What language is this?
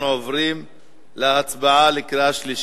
Hebrew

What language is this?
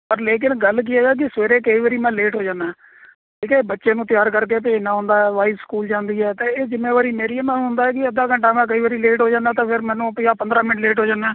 Punjabi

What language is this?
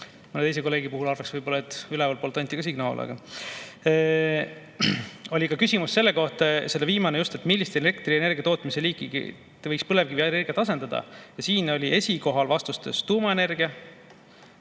Estonian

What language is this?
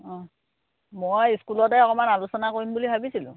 Assamese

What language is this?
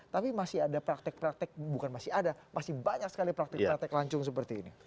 Indonesian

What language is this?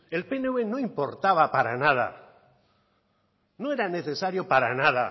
Spanish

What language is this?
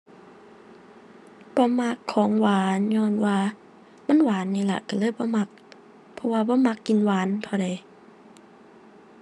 Thai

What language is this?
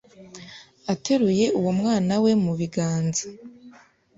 Kinyarwanda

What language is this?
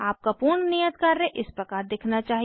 Hindi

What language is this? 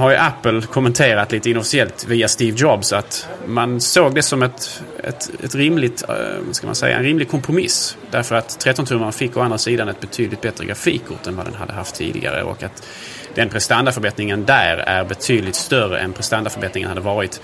Swedish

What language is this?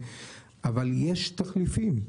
Hebrew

